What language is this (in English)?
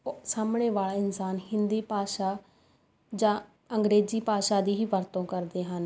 Punjabi